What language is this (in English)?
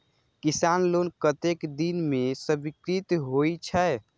Maithili